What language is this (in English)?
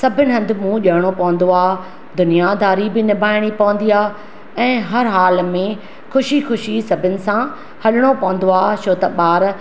Sindhi